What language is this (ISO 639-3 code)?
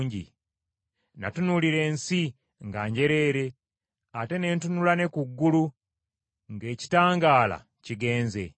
lug